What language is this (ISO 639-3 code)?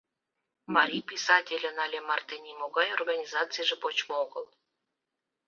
chm